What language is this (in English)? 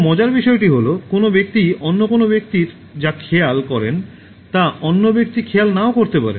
Bangla